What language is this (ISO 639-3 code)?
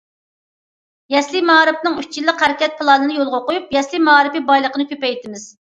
uig